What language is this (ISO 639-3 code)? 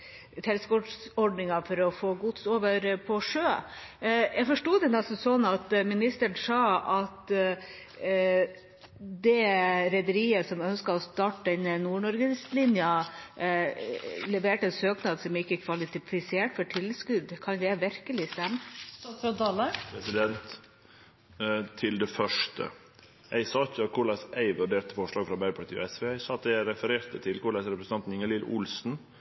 nor